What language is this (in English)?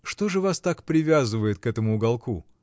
Russian